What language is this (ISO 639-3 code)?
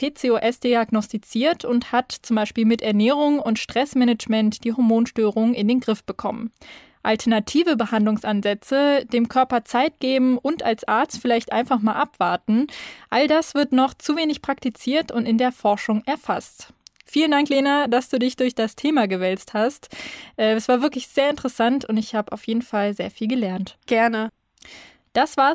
deu